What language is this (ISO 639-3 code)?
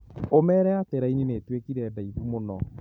kik